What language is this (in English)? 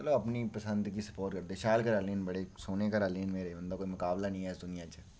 Dogri